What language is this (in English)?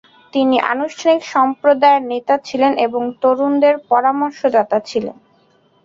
Bangla